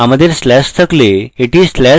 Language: Bangla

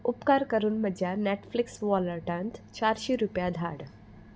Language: Konkani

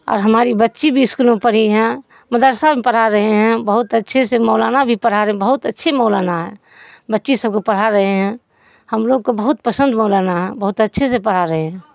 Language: Urdu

